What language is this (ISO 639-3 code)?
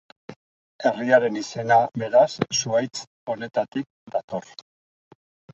eus